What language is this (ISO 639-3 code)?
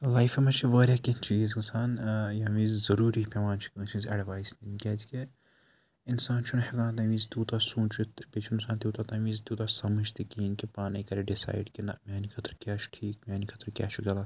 kas